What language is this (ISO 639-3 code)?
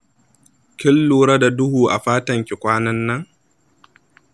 hau